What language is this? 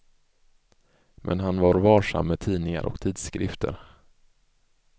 Swedish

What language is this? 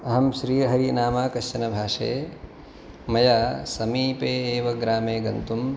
Sanskrit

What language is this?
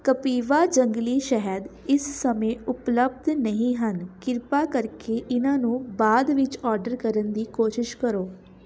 Punjabi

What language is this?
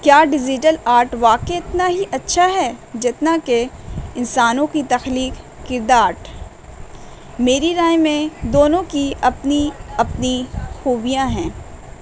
Urdu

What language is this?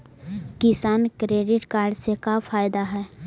Magahi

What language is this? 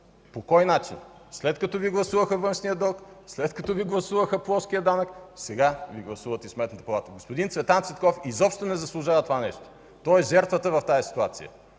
Bulgarian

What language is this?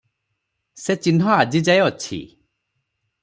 Odia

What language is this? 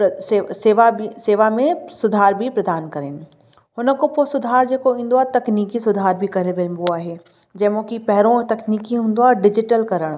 Sindhi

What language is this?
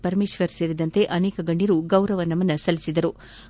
Kannada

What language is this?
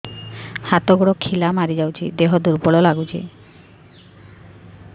Odia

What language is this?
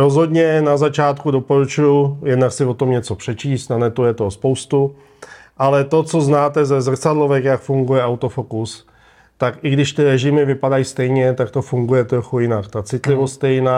Czech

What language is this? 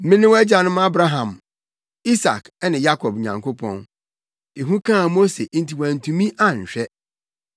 Akan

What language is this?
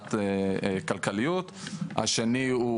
Hebrew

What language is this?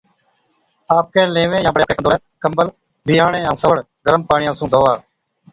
Od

